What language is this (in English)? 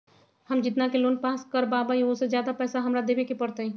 Magahi